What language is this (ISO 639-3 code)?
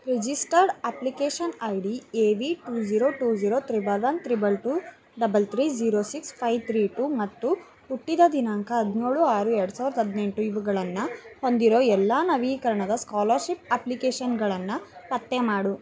kan